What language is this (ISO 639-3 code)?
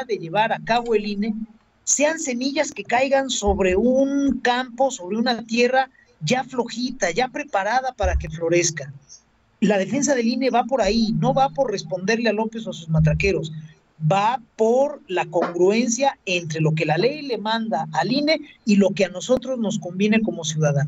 spa